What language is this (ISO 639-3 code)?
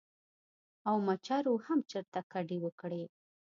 pus